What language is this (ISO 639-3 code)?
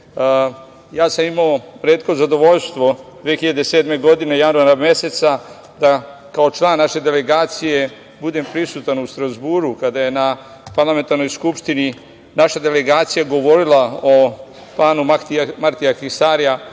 srp